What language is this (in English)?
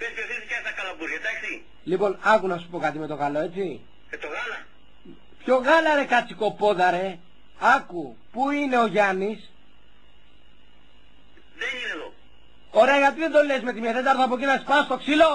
Greek